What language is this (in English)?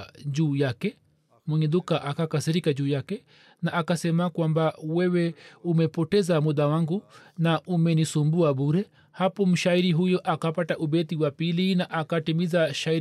Swahili